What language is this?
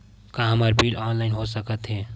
Chhattisgarhi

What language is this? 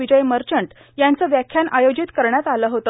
Marathi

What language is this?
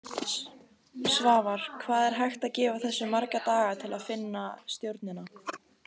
Icelandic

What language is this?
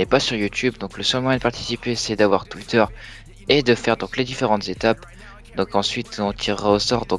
French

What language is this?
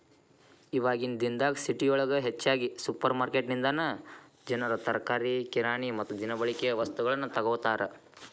Kannada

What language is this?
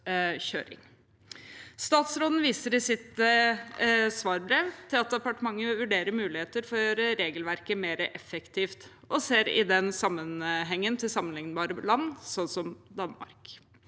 Norwegian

